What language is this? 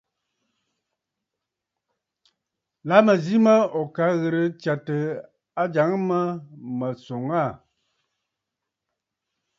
Bafut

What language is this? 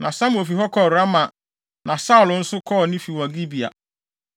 Akan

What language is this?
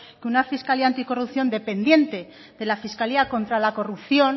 Spanish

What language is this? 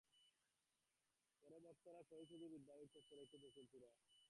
Bangla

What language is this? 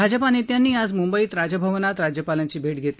Marathi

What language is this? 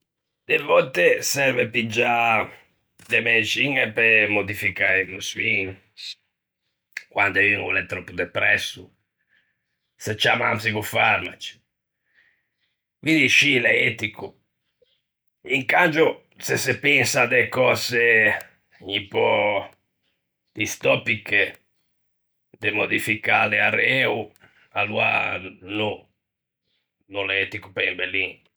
Ligurian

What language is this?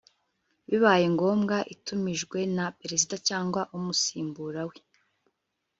Kinyarwanda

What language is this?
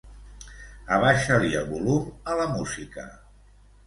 Catalan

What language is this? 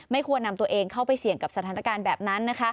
Thai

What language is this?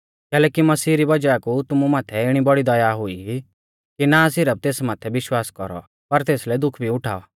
Mahasu Pahari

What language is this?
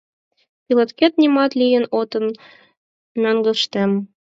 Mari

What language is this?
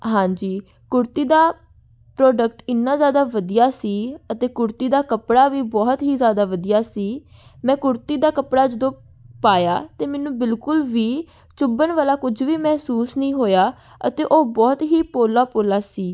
Punjabi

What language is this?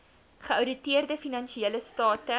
Afrikaans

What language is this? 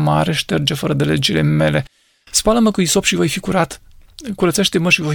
Romanian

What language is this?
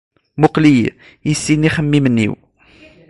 Kabyle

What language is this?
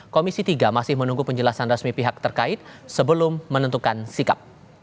Indonesian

